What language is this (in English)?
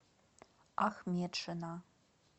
Russian